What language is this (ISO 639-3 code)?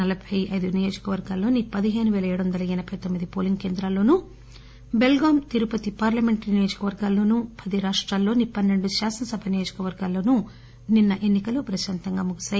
tel